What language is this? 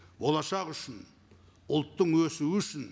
Kazakh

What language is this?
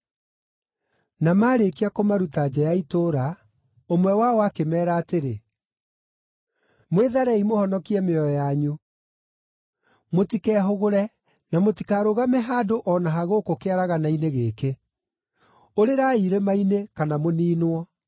Kikuyu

